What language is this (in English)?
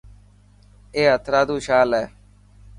Dhatki